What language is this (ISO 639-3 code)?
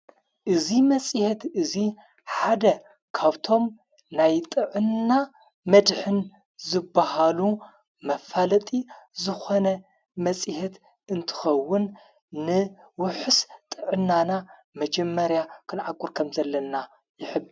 tir